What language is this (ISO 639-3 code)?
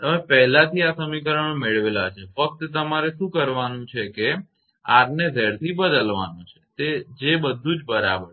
guj